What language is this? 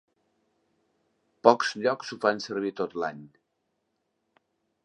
Catalan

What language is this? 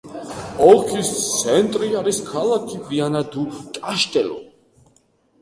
Georgian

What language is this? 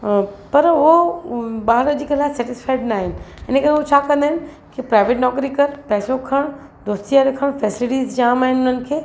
Sindhi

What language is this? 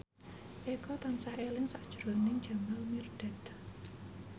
Javanese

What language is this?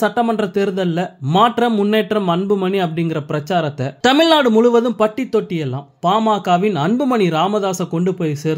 Tamil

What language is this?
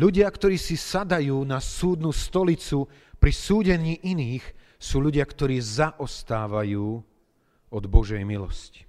Slovak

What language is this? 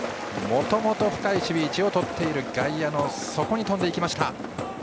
Japanese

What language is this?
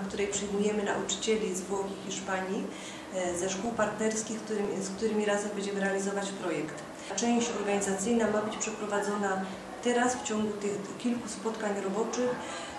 Polish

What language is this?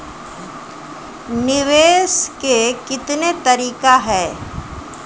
Maithili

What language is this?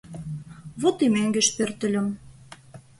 Mari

